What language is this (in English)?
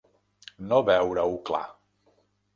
Catalan